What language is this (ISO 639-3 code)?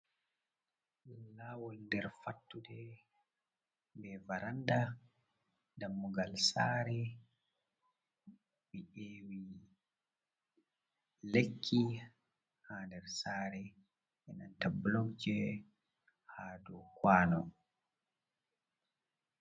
ful